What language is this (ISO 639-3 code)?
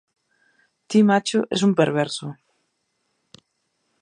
glg